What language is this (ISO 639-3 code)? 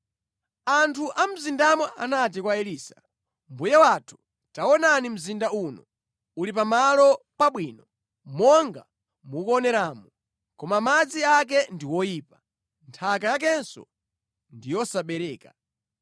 nya